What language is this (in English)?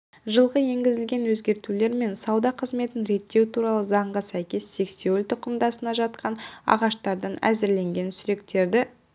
Kazakh